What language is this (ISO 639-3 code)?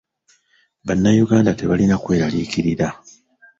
lug